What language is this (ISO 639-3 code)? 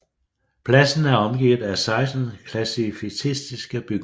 dan